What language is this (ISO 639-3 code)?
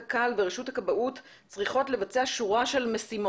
heb